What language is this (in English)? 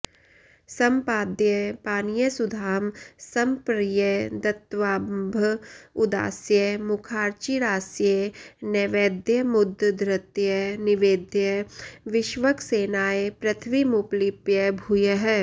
Sanskrit